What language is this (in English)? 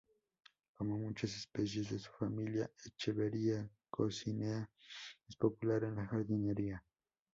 Spanish